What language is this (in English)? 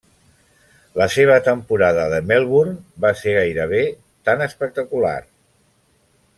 Catalan